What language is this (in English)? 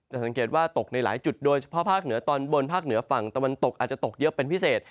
Thai